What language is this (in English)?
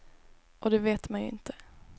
Swedish